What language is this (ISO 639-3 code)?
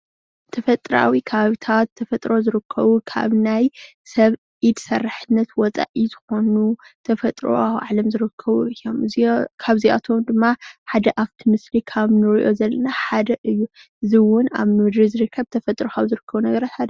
tir